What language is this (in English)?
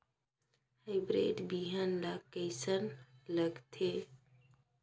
Chhattisgarhi